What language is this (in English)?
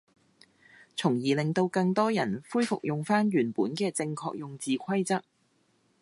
Cantonese